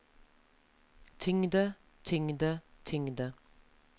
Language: Norwegian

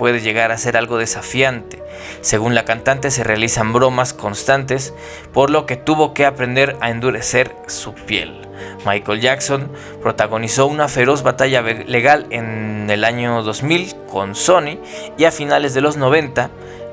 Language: Spanish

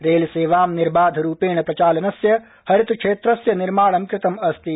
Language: Sanskrit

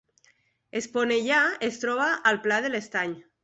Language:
Catalan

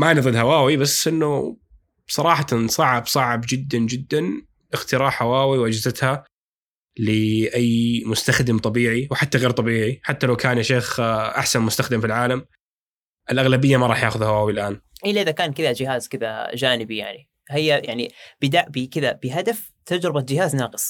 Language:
Arabic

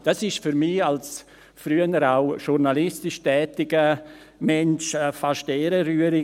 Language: Swiss German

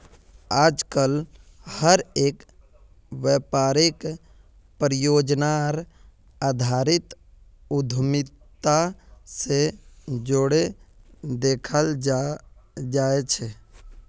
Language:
Magahi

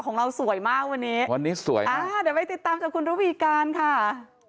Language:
Thai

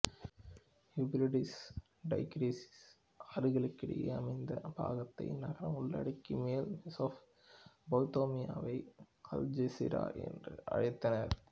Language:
Tamil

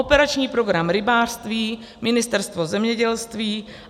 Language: Czech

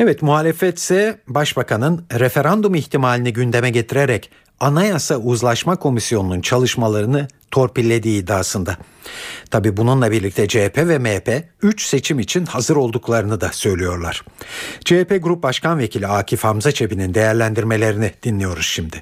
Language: Turkish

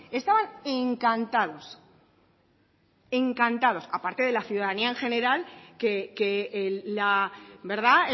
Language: Spanish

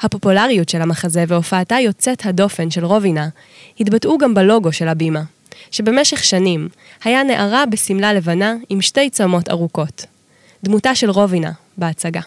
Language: Hebrew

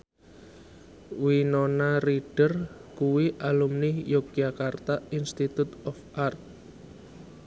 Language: Javanese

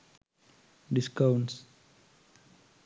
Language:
Sinhala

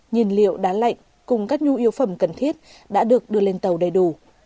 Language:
Vietnamese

